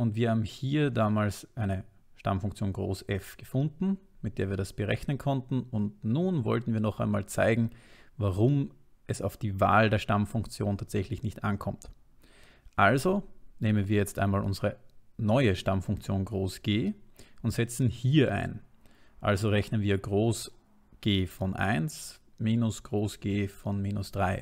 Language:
German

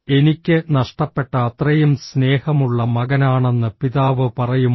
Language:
Malayalam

